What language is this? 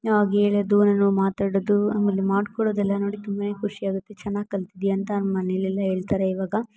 Kannada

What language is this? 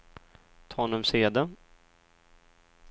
Swedish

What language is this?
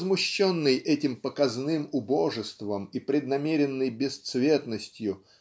Russian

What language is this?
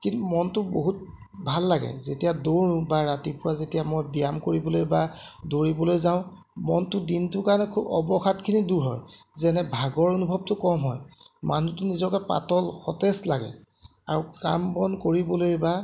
Assamese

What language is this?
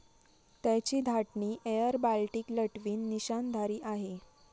Marathi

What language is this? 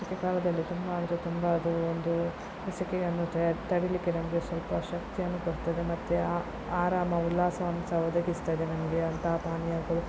Kannada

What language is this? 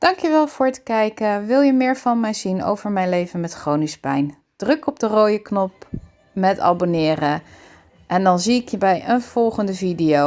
Dutch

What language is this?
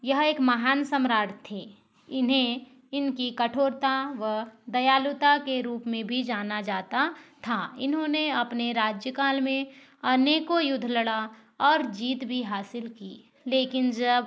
Hindi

